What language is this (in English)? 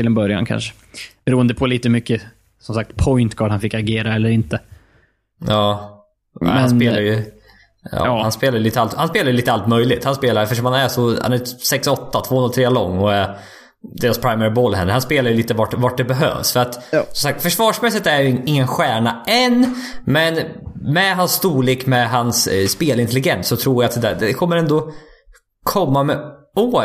Swedish